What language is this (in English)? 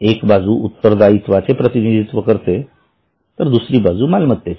Marathi